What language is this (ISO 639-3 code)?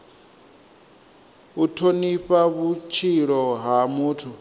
ven